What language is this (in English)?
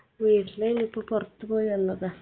Malayalam